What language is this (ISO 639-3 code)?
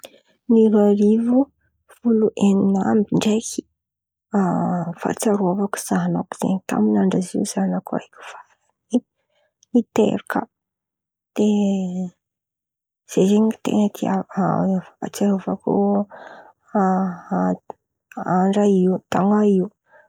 xmv